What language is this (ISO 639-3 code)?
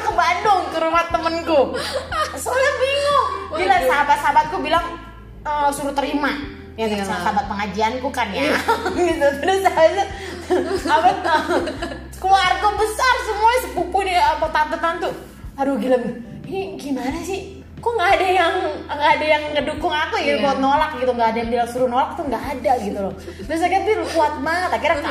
ind